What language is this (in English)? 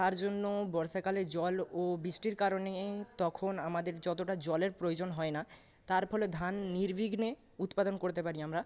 Bangla